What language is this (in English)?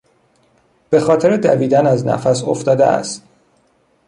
Persian